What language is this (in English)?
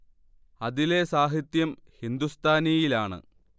Malayalam